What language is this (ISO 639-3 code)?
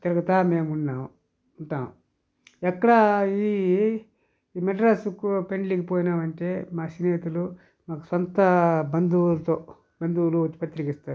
tel